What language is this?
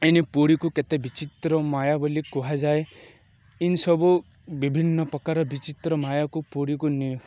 Odia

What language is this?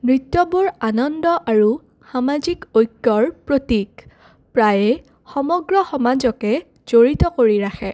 Assamese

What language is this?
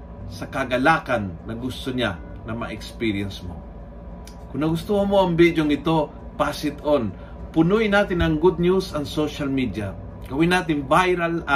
Filipino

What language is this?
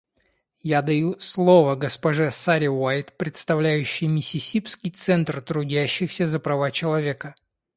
Russian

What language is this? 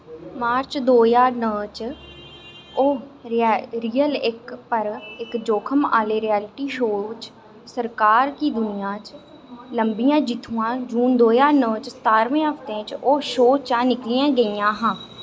Dogri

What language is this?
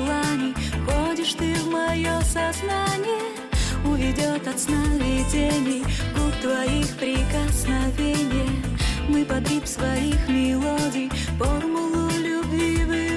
Russian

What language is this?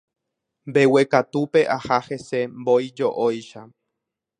Guarani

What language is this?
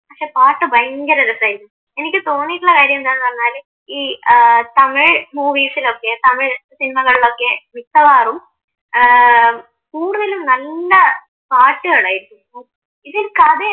Malayalam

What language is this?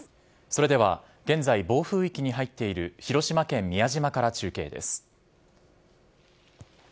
Japanese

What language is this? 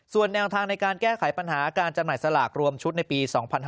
Thai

